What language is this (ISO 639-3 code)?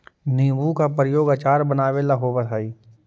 mag